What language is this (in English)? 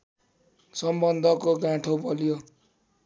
Nepali